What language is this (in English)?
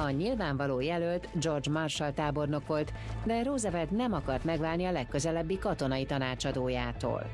Hungarian